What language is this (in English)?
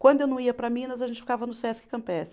Portuguese